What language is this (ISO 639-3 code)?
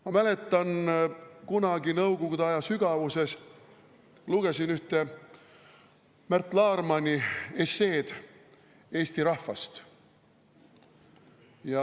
est